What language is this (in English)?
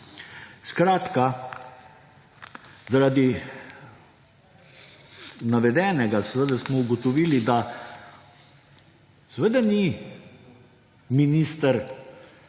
Slovenian